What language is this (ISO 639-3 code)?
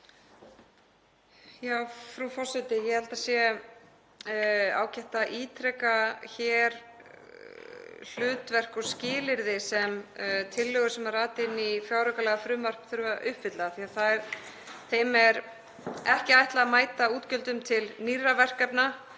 isl